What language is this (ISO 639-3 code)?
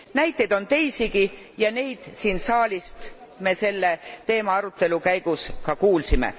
est